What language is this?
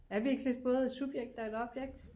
Danish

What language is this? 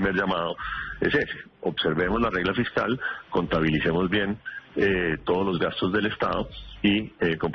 Spanish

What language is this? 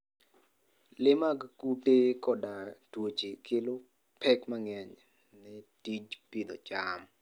Luo (Kenya and Tanzania)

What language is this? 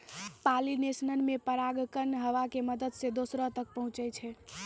Maithili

